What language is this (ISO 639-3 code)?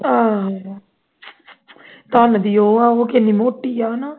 pan